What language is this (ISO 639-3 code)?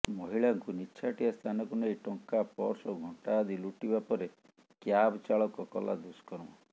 ori